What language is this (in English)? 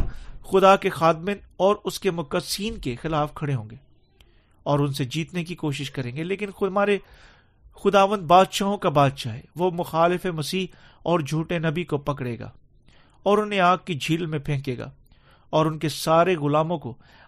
Urdu